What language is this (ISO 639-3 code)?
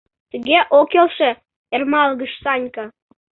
chm